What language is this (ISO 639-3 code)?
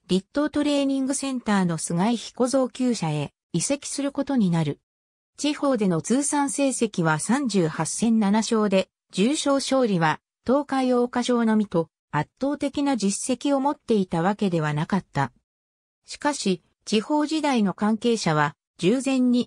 jpn